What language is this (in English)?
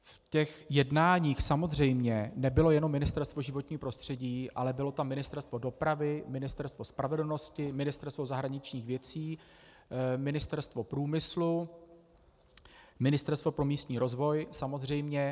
Czech